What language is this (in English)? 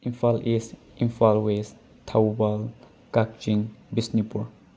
Manipuri